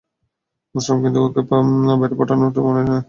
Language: Bangla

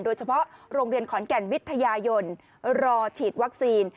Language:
Thai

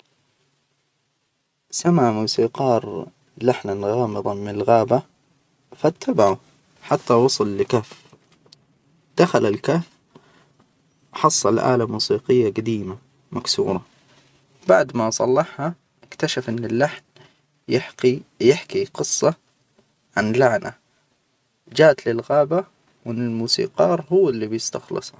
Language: Hijazi Arabic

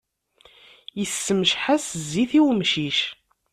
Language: Kabyle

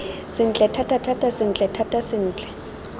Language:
Tswana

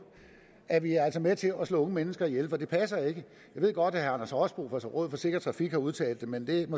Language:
Danish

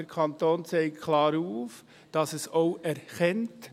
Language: Swiss German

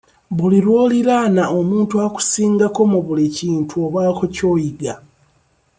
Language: Ganda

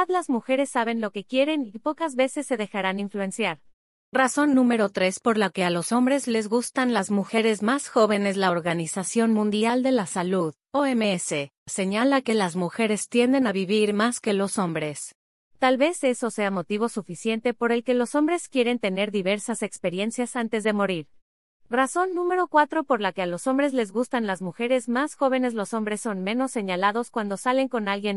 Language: Spanish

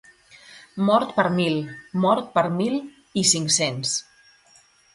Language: Catalan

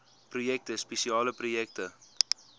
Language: Afrikaans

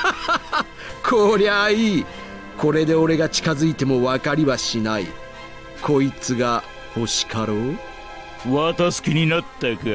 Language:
Japanese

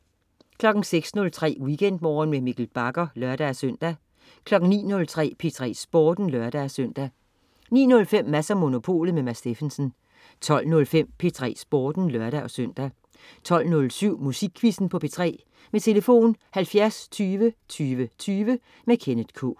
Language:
Danish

